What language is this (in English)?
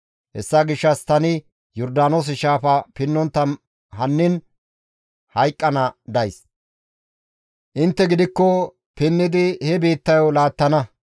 Gamo